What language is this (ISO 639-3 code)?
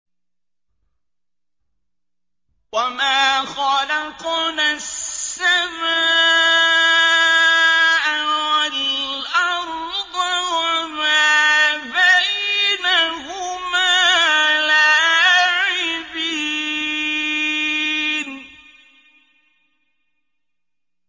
ara